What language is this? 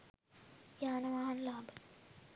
Sinhala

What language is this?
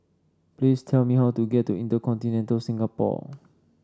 English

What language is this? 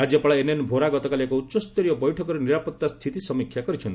Odia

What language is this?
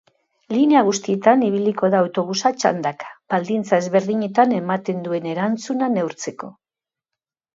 Basque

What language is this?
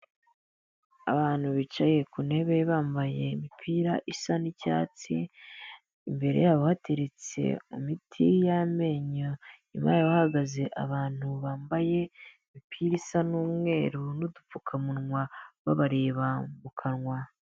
Kinyarwanda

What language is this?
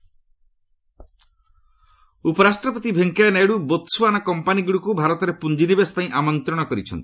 Odia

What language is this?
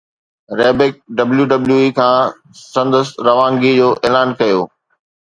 Sindhi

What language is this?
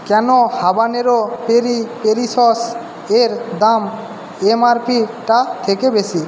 Bangla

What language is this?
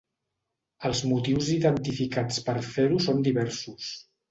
Catalan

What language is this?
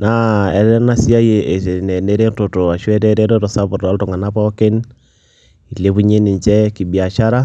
Masai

